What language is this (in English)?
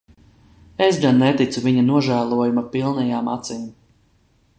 Latvian